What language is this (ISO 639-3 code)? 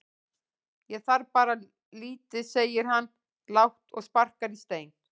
isl